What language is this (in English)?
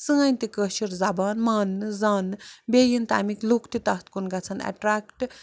Kashmiri